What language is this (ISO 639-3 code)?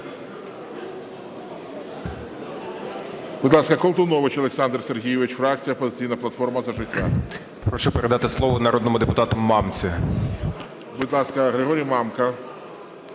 ukr